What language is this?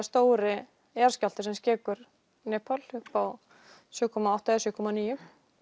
Icelandic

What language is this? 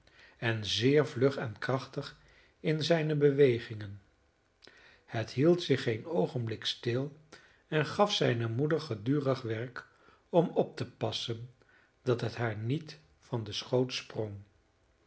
Dutch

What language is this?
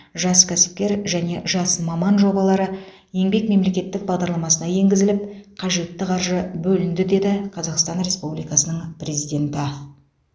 Kazakh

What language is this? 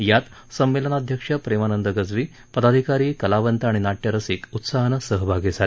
Marathi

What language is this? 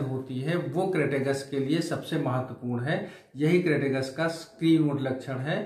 Hindi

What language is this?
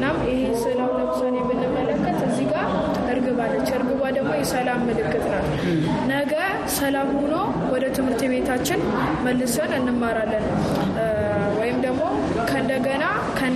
Amharic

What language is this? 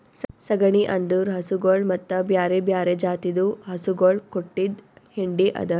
Kannada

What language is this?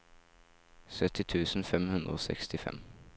Norwegian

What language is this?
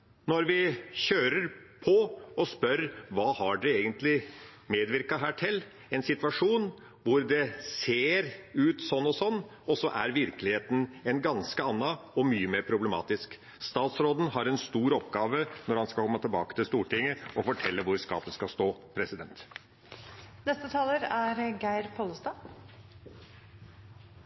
Norwegian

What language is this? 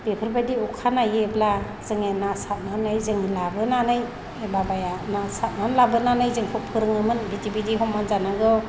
Bodo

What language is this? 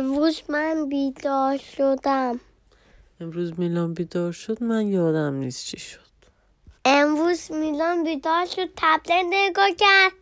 Persian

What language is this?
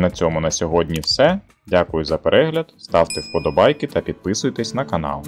Ukrainian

